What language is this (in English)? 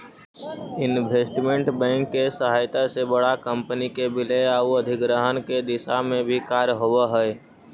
Magahi